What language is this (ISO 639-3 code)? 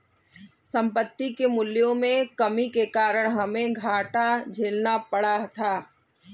hin